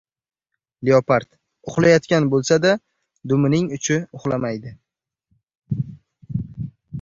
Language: Uzbek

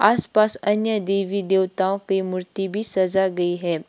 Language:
Hindi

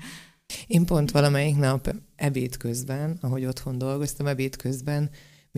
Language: Hungarian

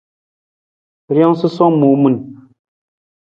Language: Nawdm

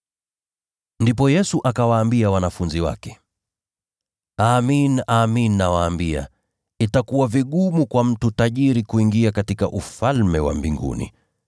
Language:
Swahili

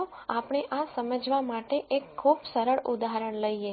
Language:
Gujarati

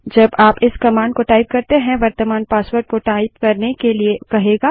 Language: Hindi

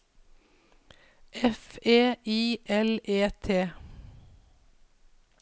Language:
Norwegian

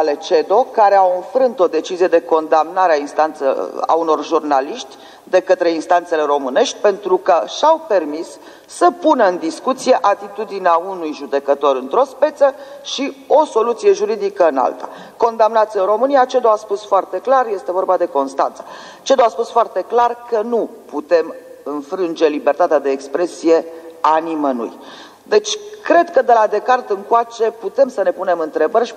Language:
Romanian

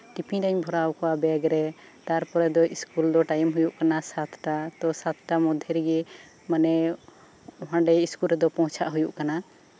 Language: Santali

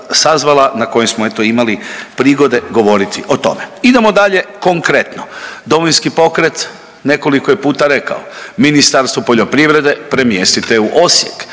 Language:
Croatian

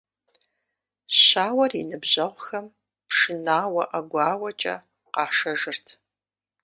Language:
Kabardian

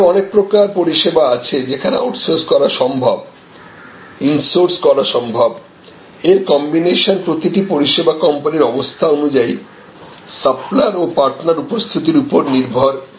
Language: Bangla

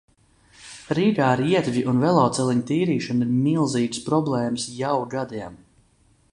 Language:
Latvian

